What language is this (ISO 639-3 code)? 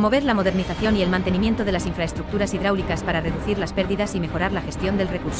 spa